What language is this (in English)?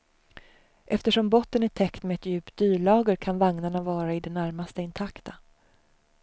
Swedish